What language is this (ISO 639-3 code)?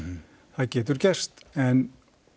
isl